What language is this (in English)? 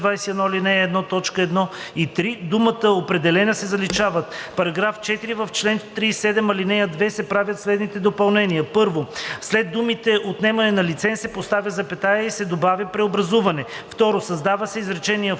Bulgarian